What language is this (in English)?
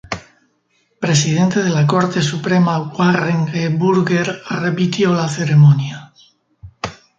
Spanish